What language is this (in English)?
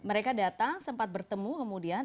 Indonesian